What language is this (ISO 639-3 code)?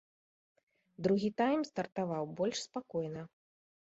bel